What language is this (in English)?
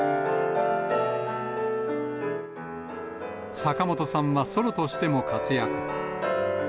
Japanese